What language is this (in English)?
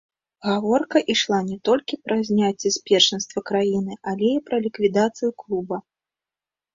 Belarusian